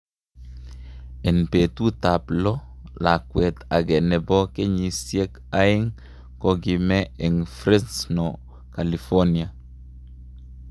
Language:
Kalenjin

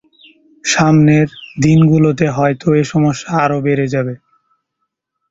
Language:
Bangla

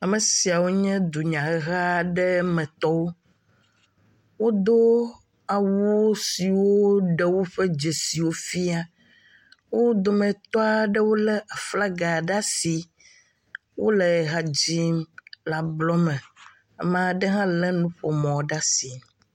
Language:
Ewe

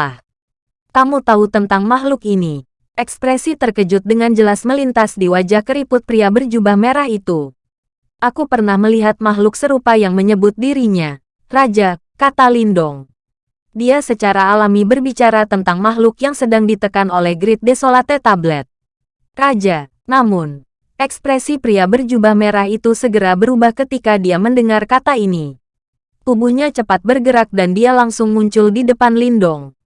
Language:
Indonesian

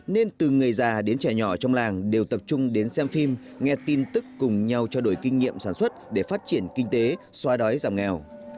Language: Vietnamese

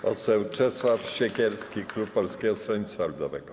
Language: Polish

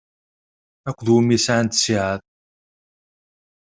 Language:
Kabyle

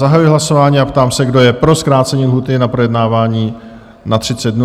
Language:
Czech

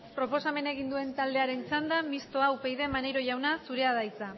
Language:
Basque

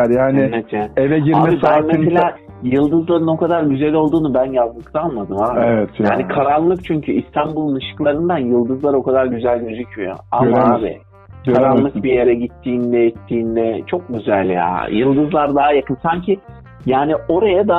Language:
Turkish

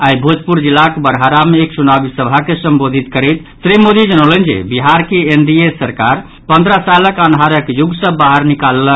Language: Maithili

